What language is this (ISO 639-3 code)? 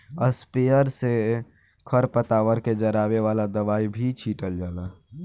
bho